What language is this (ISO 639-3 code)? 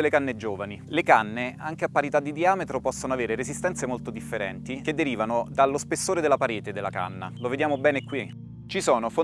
ita